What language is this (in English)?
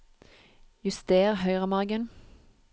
Norwegian